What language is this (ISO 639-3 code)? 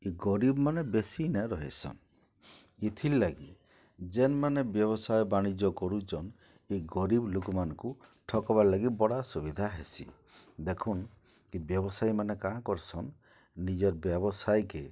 ori